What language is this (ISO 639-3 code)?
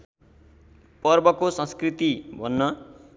nep